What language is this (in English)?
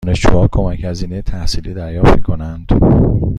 Persian